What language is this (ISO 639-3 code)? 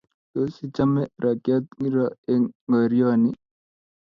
kln